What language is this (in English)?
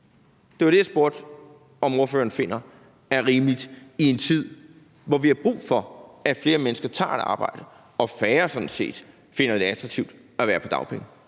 Danish